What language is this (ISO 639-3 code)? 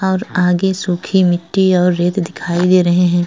hin